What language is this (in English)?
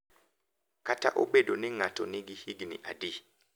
Luo (Kenya and Tanzania)